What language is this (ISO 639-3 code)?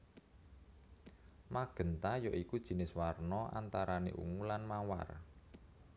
jav